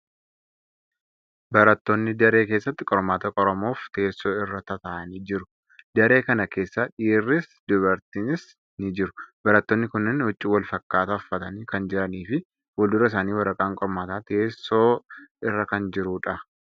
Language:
Oromo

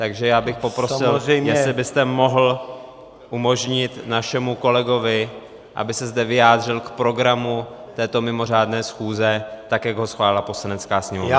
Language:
Czech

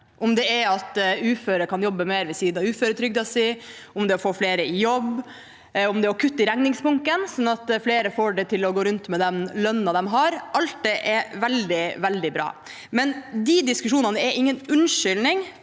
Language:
Norwegian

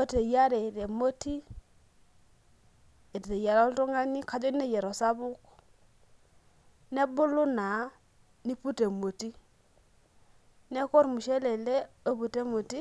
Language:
Masai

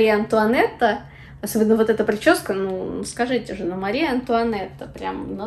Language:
Russian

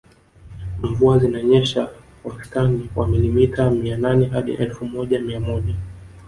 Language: Swahili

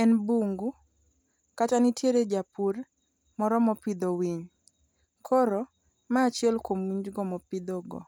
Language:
Luo (Kenya and Tanzania)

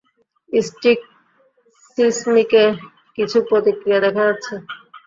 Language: Bangla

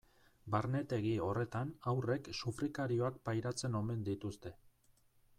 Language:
Basque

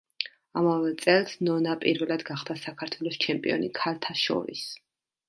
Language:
Georgian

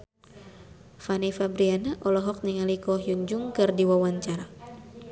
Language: Sundanese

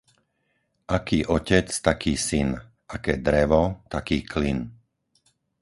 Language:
Slovak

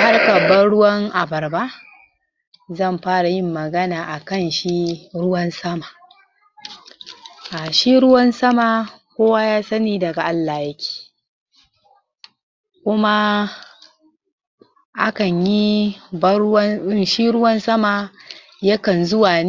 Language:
Hausa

